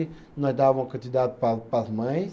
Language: Portuguese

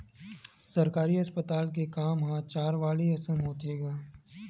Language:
Chhattisgarhi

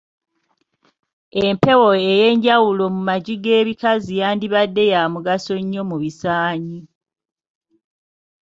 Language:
Ganda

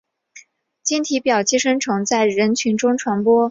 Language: Chinese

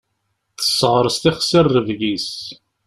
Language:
Kabyle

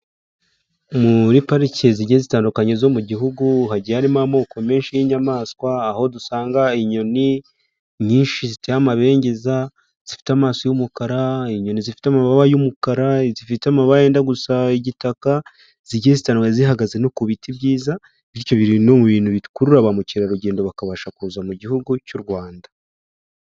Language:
Kinyarwanda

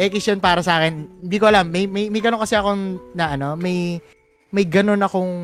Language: Filipino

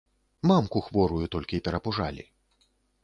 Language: Belarusian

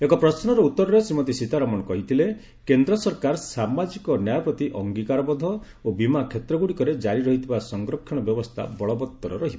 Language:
Odia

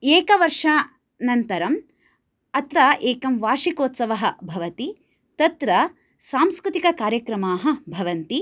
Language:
Sanskrit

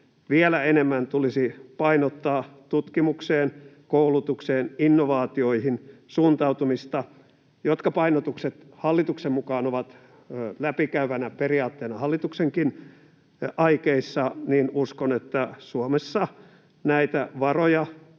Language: Finnish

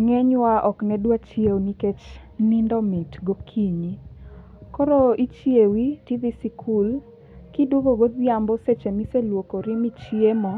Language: Luo (Kenya and Tanzania)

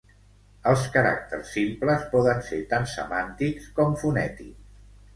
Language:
Catalan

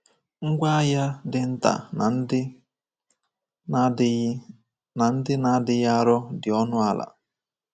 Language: Igbo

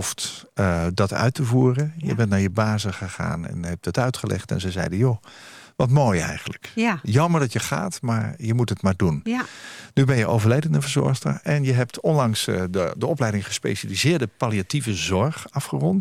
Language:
Dutch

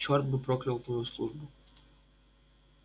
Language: Russian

